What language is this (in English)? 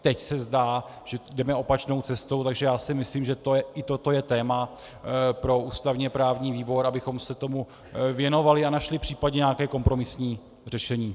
Czech